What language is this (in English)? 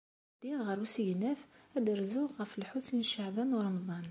Kabyle